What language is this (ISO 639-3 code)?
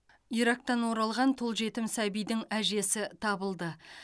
kaz